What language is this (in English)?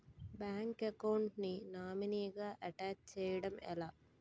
Telugu